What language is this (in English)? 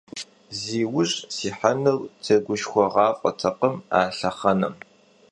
Kabardian